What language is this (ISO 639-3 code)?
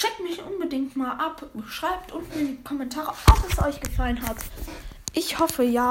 deu